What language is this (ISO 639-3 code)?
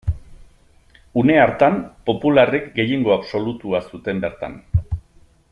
eus